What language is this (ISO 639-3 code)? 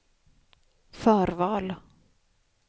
swe